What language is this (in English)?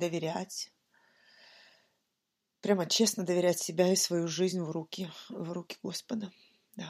Russian